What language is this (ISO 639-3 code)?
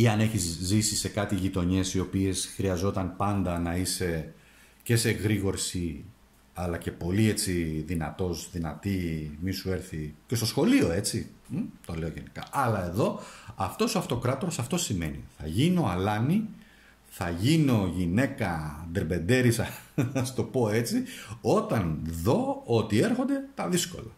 ell